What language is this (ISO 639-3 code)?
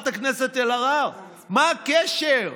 heb